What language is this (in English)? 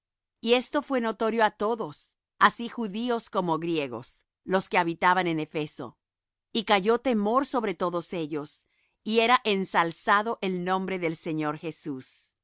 Spanish